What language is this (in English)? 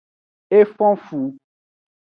Aja (Benin)